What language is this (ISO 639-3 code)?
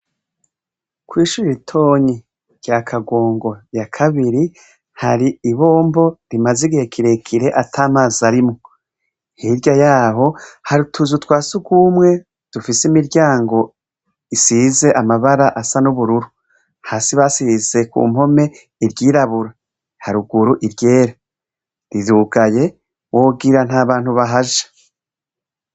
run